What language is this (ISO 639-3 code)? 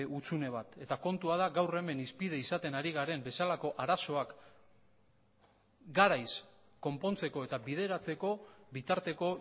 eus